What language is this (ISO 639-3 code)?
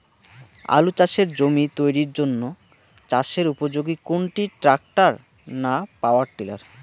ben